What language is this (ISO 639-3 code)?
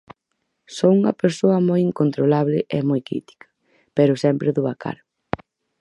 glg